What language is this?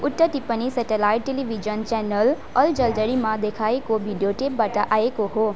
Nepali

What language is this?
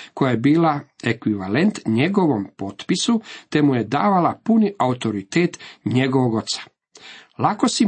Croatian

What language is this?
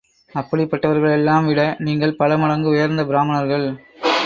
Tamil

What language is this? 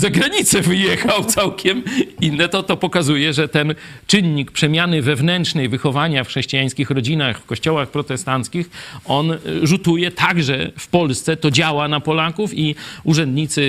Polish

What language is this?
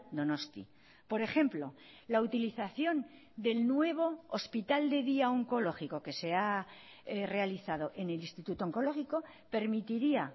Spanish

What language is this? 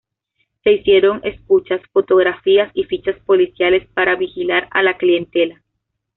Spanish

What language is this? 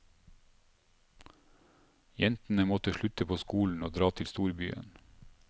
Norwegian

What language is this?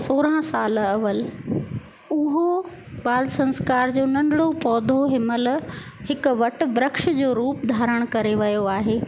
Sindhi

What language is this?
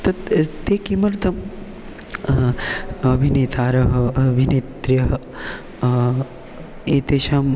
Sanskrit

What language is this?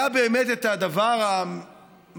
Hebrew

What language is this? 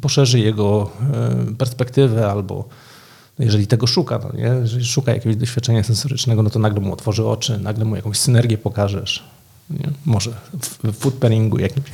Polish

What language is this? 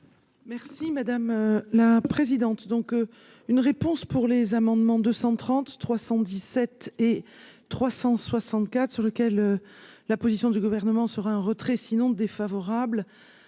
French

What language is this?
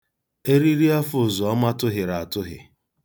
Igbo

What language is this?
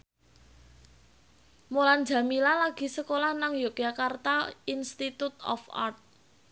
Javanese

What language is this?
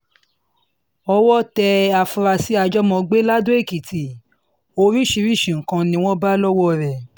Yoruba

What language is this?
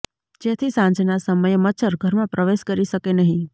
Gujarati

